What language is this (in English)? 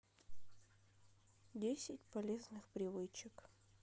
Russian